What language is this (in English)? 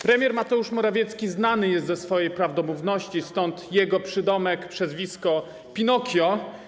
Polish